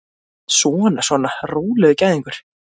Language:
Icelandic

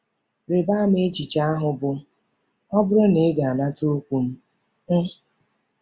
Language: Igbo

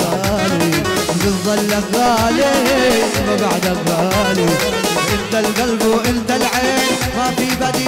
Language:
Arabic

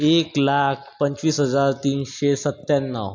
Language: Marathi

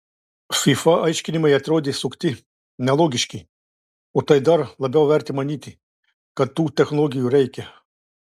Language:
Lithuanian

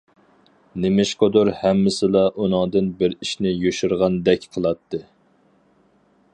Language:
Uyghur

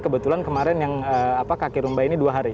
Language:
Indonesian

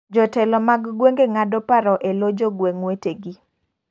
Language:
Luo (Kenya and Tanzania)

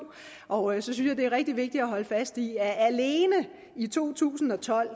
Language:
Danish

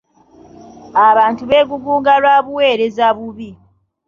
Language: Ganda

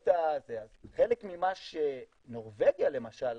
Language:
Hebrew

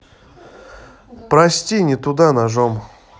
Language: Russian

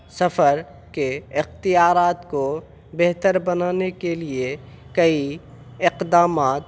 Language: Urdu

